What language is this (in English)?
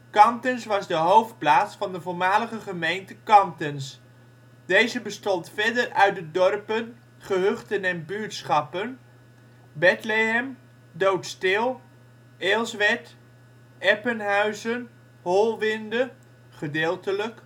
Dutch